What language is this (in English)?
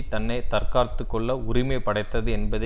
Tamil